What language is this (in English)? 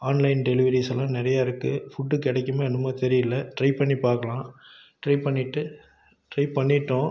Tamil